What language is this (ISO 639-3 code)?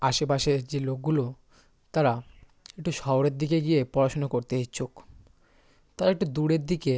ben